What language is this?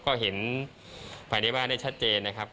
Thai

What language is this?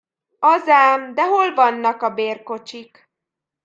Hungarian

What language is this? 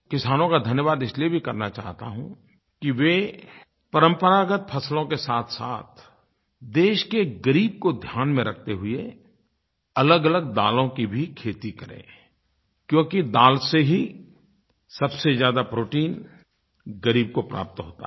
Hindi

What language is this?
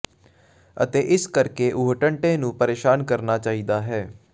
Punjabi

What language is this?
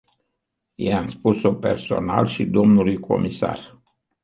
Romanian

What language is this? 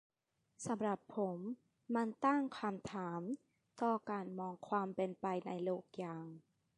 Thai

